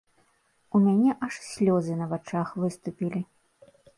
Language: Belarusian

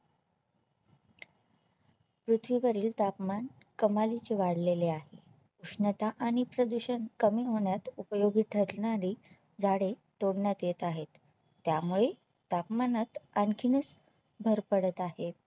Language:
Marathi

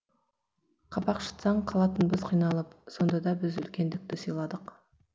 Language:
Kazakh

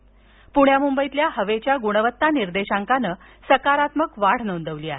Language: Marathi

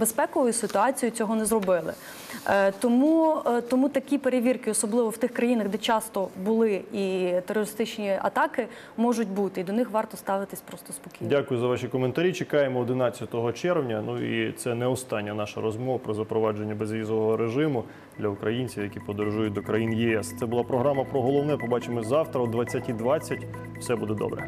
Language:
Ukrainian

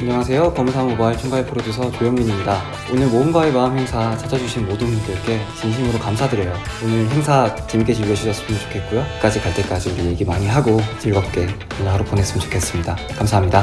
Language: Korean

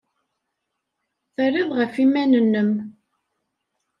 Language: Kabyle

